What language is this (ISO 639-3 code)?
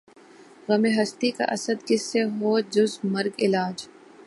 urd